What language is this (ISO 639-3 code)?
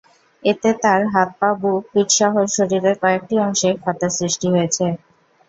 ben